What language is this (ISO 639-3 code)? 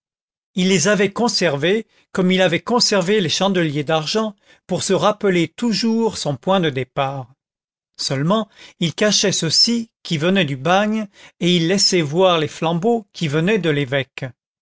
fra